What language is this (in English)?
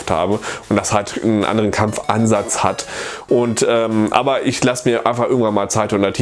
German